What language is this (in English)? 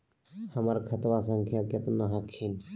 Magahi